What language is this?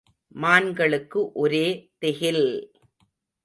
Tamil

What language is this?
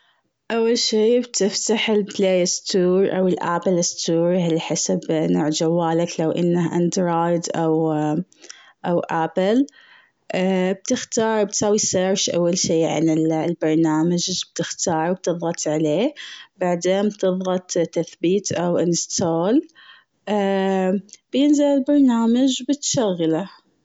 Gulf Arabic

